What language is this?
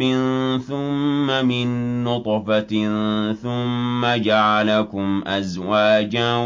Arabic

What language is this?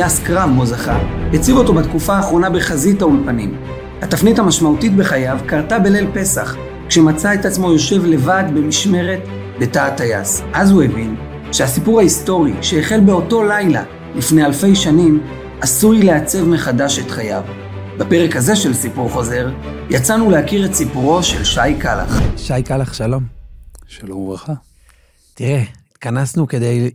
Hebrew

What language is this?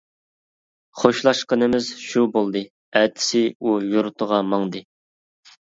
Uyghur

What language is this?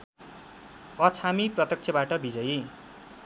Nepali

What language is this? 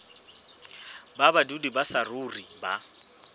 Southern Sotho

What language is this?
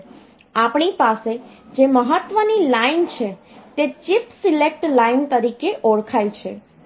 Gujarati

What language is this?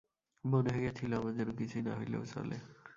Bangla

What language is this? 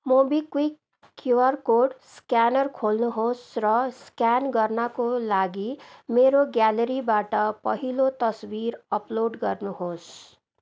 Nepali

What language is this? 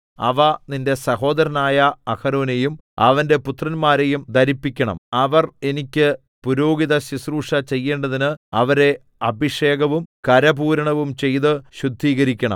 Malayalam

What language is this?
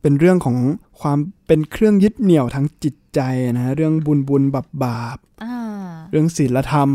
Thai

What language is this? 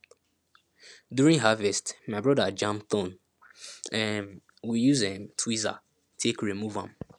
Nigerian Pidgin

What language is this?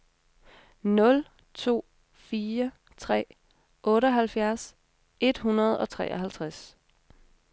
Danish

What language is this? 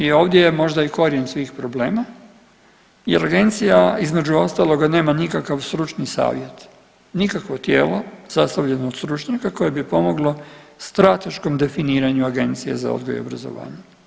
Croatian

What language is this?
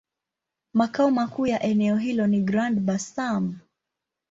Swahili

